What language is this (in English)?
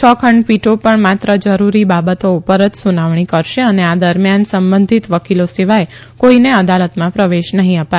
Gujarati